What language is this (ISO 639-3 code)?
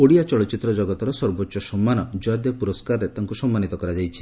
ori